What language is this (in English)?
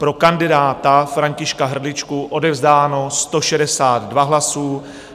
Czech